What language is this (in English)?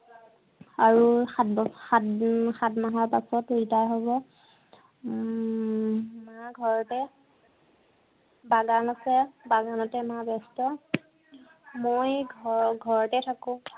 Assamese